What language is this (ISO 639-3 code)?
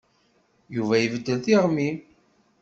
kab